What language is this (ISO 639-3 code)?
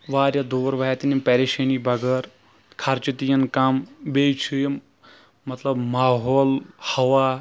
kas